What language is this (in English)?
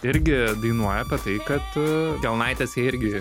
Lithuanian